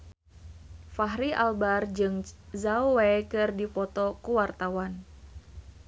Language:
Sundanese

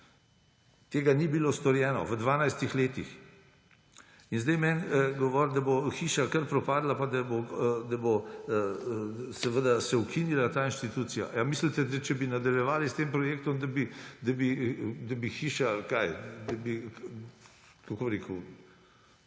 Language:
Slovenian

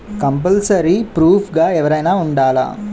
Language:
Telugu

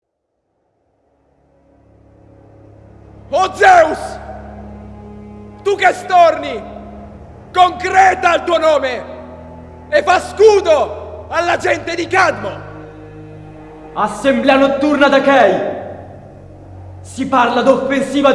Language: Italian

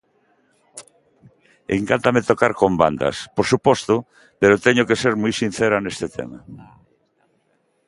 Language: Galician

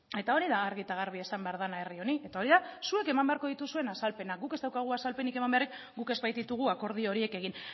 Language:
Basque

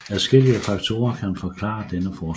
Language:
Danish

